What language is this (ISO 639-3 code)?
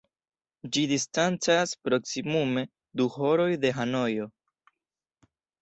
epo